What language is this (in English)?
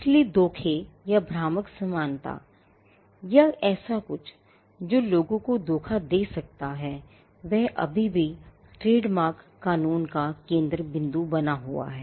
Hindi